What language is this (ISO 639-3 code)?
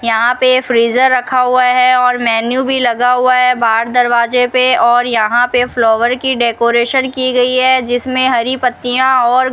hin